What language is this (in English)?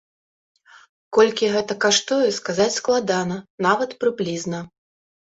Belarusian